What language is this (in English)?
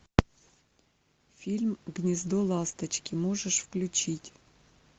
Russian